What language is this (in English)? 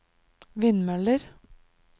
Norwegian